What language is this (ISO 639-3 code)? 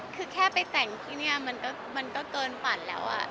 tha